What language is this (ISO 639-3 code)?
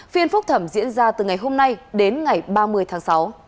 vie